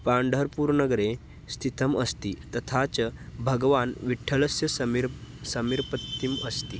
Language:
Sanskrit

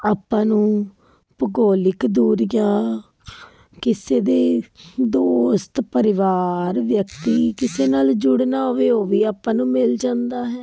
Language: Punjabi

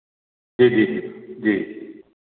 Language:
Dogri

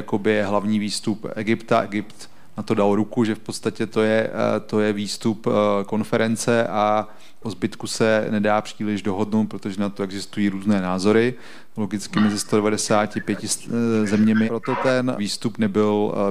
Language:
Czech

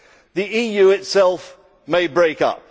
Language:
English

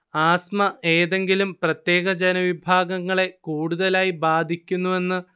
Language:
Malayalam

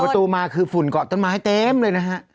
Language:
Thai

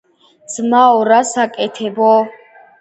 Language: Georgian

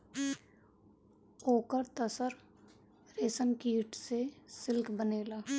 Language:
Bhojpuri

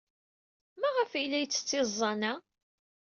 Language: Kabyle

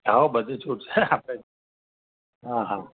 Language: Gujarati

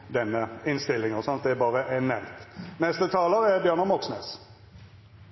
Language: Norwegian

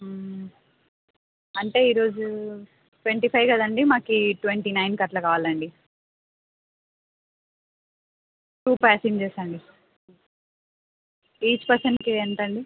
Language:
Telugu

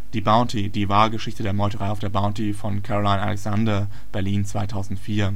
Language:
German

